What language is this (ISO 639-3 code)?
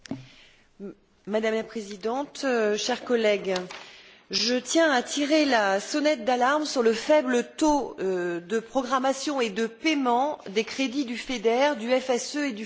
fra